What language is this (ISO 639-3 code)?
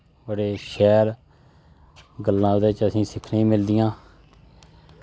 doi